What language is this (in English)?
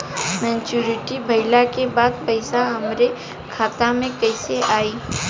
Bhojpuri